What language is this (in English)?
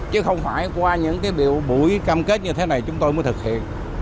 Vietnamese